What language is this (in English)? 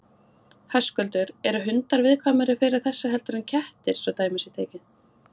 Icelandic